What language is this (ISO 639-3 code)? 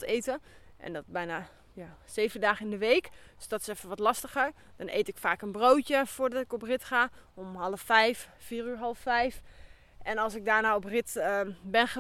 nld